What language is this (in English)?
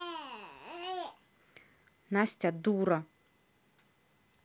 Russian